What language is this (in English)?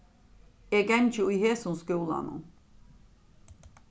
Faroese